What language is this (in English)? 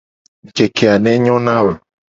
Gen